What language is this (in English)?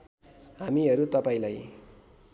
Nepali